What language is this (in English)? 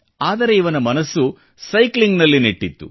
Kannada